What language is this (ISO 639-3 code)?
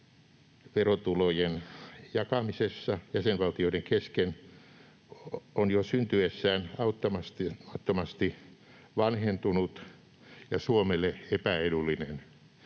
fin